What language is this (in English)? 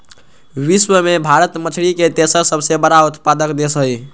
Magahi